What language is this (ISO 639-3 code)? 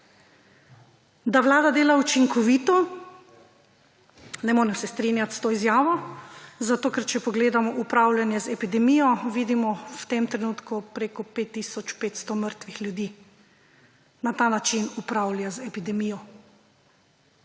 slv